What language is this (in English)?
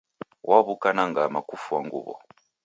Taita